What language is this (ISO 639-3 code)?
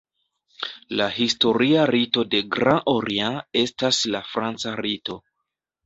epo